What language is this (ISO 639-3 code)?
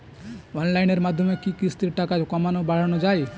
ben